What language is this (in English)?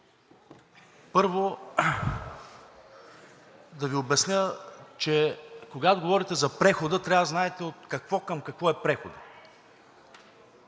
Bulgarian